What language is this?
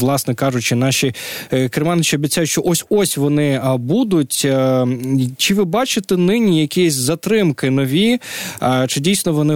Ukrainian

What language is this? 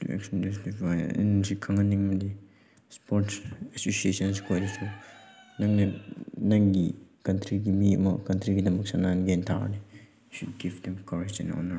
Manipuri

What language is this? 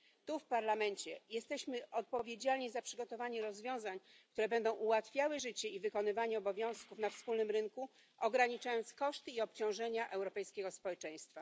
Polish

